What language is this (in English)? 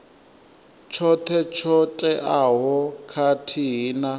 Venda